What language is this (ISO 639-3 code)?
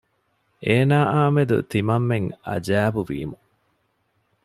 div